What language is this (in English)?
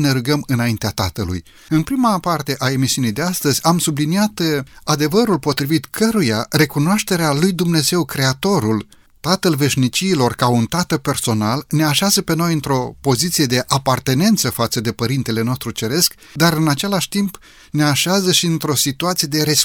Romanian